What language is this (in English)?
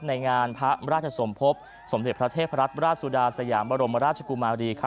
Thai